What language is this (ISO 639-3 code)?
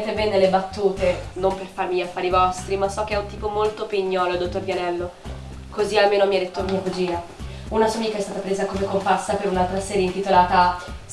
ita